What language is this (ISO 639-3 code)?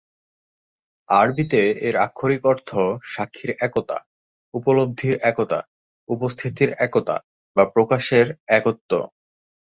ben